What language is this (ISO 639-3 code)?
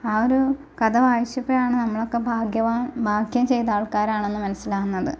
mal